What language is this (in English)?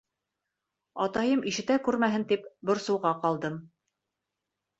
Bashkir